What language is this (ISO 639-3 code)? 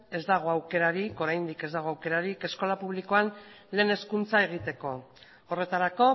eus